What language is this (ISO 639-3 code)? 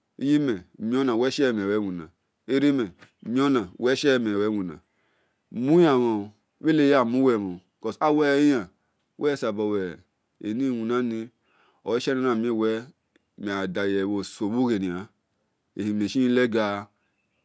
ish